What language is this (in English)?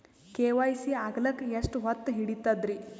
Kannada